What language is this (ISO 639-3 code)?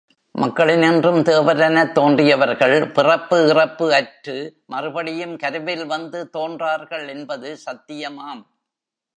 tam